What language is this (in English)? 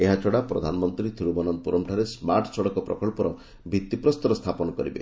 Odia